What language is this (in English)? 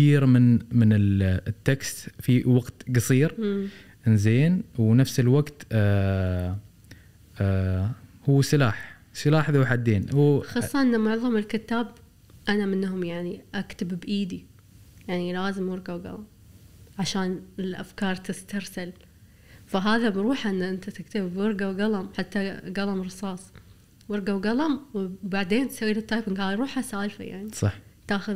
Arabic